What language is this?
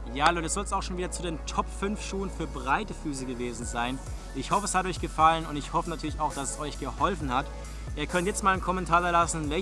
German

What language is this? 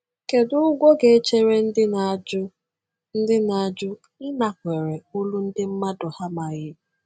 Igbo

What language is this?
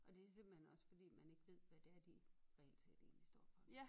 Danish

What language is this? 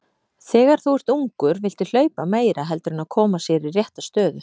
Icelandic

